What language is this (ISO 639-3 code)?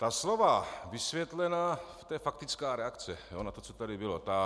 ces